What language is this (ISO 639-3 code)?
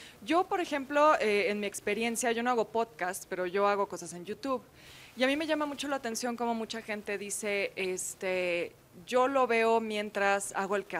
spa